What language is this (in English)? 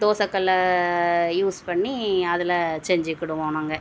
Tamil